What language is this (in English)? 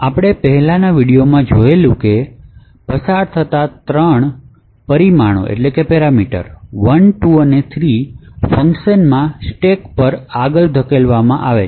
Gujarati